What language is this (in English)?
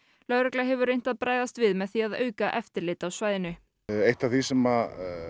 Icelandic